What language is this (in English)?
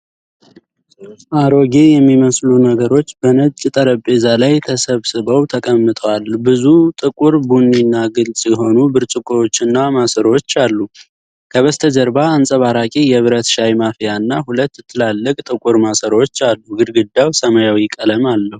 Amharic